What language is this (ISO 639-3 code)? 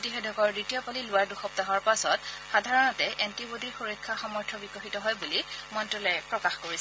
asm